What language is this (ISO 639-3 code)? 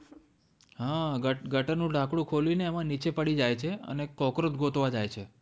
guj